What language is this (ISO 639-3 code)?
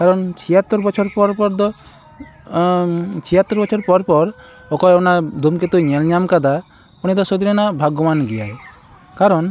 sat